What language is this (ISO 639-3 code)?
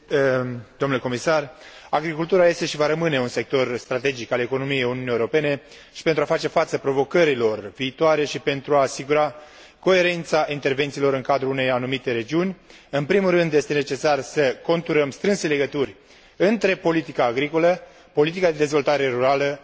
ron